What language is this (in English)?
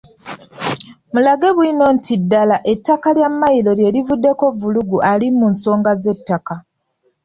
Ganda